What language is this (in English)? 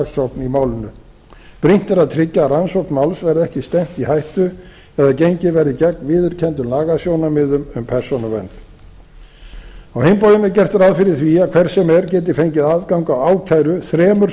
Icelandic